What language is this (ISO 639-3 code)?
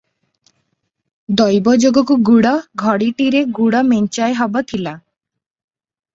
ori